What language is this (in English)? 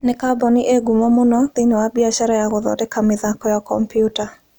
Kikuyu